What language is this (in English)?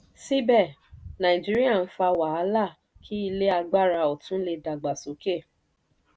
Yoruba